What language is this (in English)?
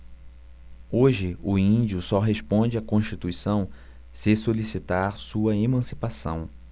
Portuguese